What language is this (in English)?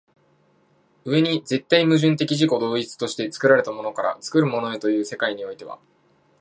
Japanese